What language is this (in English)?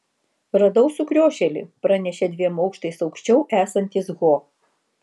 Lithuanian